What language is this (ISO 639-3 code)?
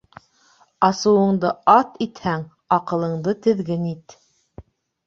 bak